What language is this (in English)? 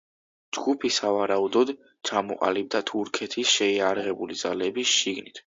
Georgian